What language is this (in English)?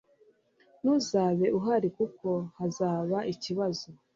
Kinyarwanda